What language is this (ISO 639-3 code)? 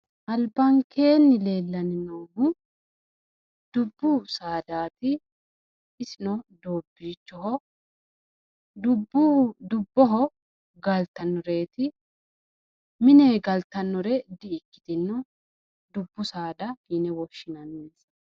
sid